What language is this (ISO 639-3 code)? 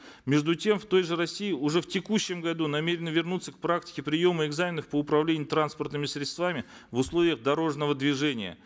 kaz